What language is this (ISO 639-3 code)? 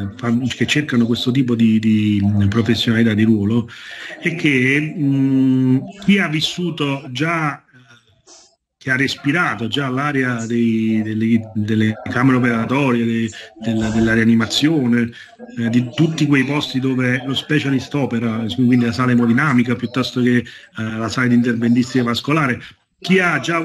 ita